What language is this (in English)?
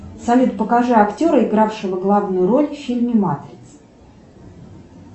Russian